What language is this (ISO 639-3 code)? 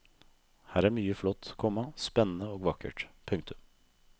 nor